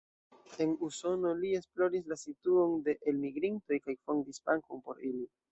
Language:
Esperanto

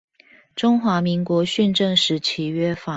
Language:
Chinese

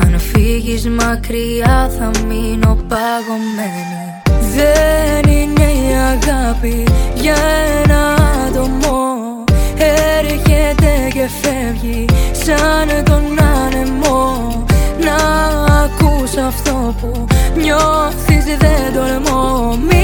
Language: Greek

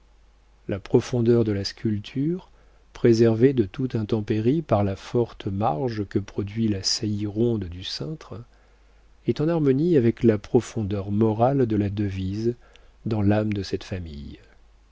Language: French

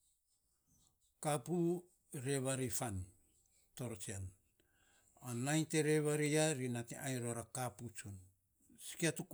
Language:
Saposa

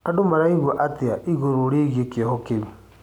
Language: Kikuyu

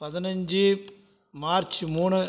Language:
Tamil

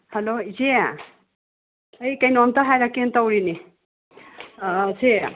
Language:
Manipuri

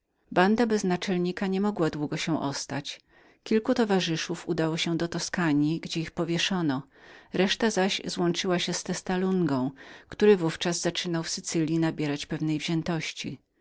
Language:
Polish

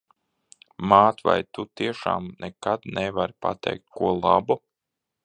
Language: Latvian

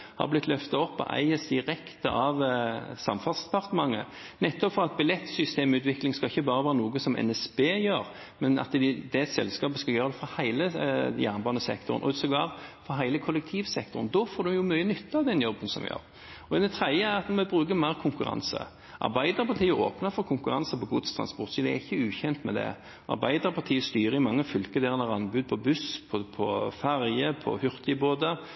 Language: Norwegian Bokmål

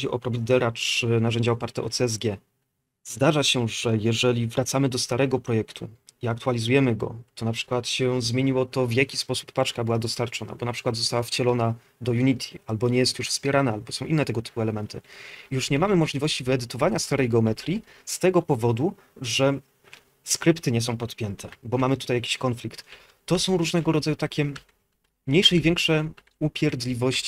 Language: Polish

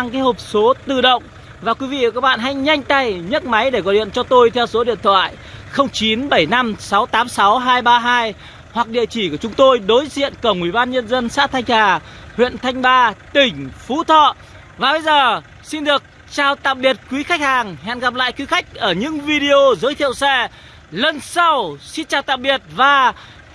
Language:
Vietnamese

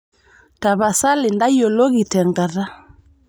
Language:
Masai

